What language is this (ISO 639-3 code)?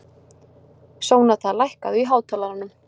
isl